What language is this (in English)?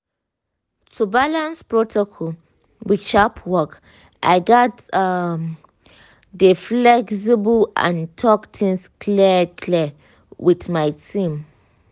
Nigerian Pidgin